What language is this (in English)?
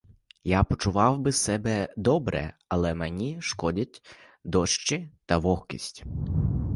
Ukrainian